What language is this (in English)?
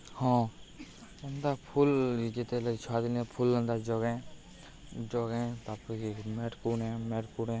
Odia